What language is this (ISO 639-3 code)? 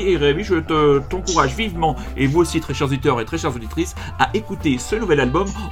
fra